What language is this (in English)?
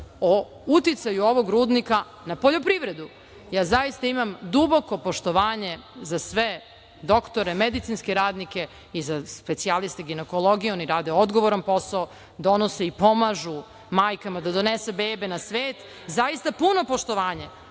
Serbian